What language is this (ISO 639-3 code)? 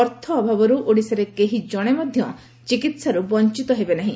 ori